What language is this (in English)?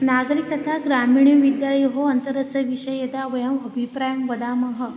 Sanskrit